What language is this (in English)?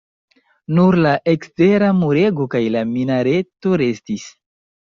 Esperanto